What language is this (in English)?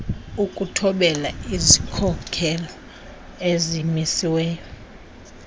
Xhosa